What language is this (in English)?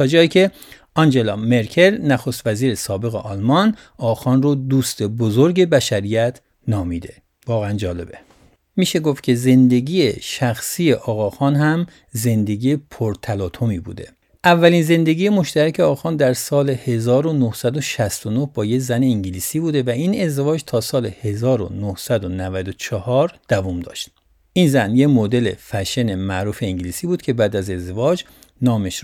Persian